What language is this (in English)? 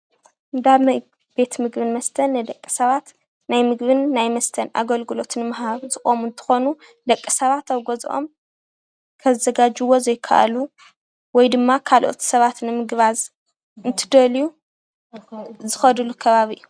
Tigrinya